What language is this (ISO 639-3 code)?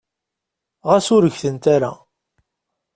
kab